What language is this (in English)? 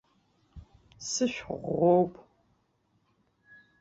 Abkhazian